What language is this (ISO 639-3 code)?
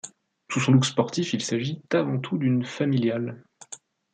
fra